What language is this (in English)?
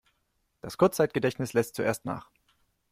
German